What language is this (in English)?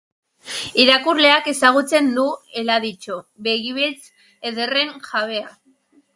Basque